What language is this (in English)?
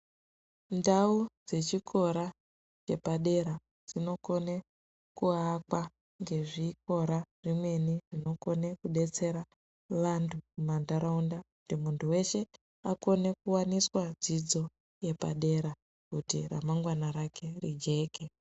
Ndau